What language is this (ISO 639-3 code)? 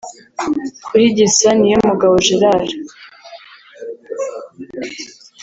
kin